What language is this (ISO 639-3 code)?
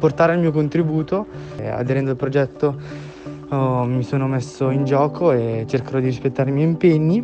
ita